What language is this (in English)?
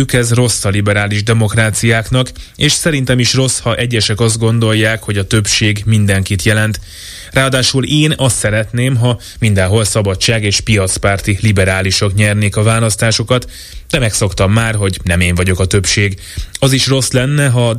Hungarian